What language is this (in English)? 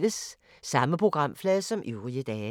Danish